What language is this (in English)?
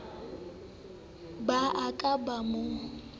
Southern Sotho